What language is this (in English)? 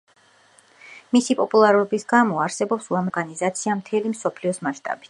Georgian